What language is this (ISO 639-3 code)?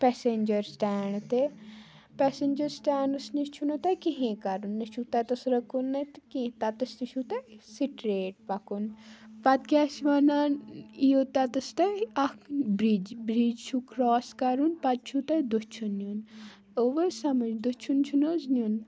kas